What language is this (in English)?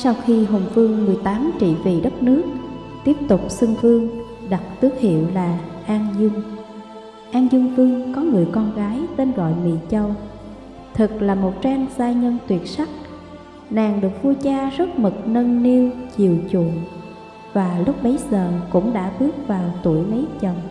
Vietnamese